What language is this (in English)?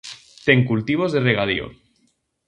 Galician